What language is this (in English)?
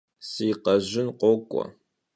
Kabardian